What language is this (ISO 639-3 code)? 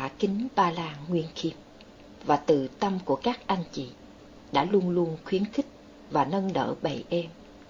vie